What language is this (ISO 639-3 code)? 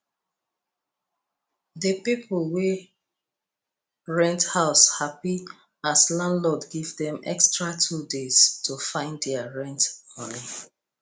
pcm